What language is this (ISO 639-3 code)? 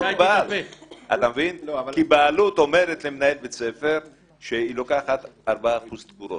heb